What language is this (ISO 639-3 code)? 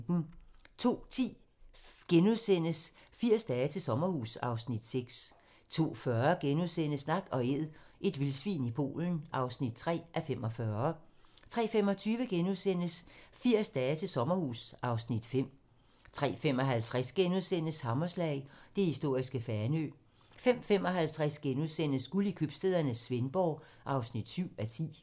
dan